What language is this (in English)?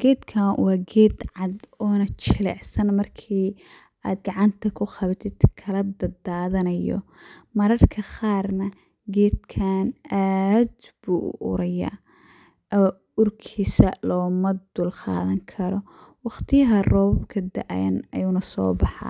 Somali